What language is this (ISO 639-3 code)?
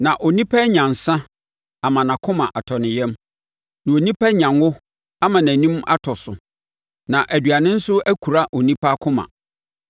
aka